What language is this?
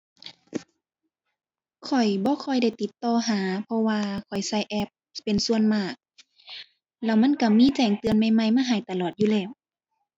Thai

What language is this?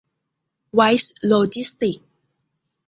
Thai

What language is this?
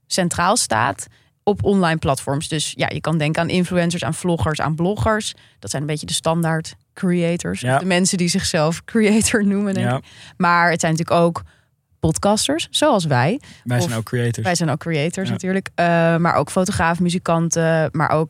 Dutch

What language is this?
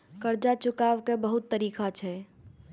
Maithili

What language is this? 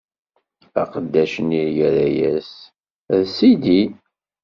Kabyle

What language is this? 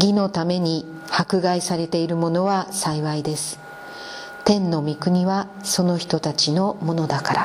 Japanese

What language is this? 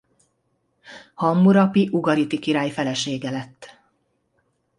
Hungarian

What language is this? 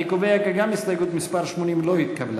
Hebrew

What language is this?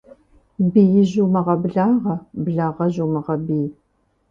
Kabardian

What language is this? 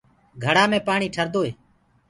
Gurgula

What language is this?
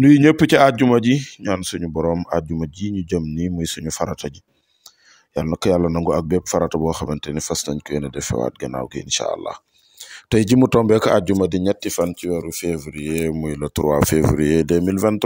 Arabic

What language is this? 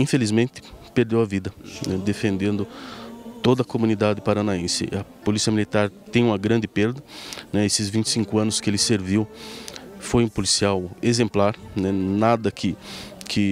Portuguese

